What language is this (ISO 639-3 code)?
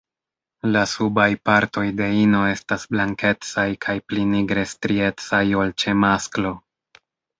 epo